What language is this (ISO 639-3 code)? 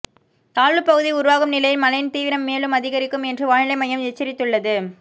tam